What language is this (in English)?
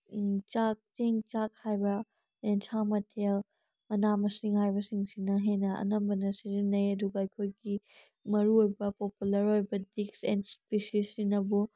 Manipuri